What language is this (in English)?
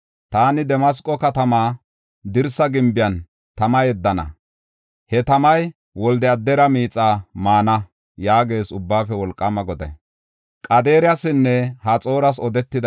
Gofa